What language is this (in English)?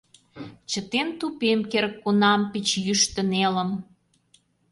Mari